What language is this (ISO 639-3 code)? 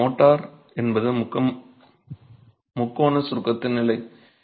tam